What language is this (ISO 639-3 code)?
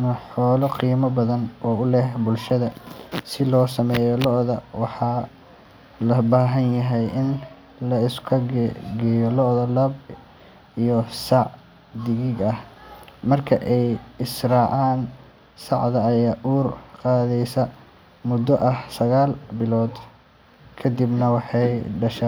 som